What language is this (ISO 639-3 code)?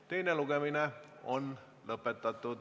est